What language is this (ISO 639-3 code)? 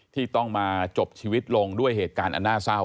tha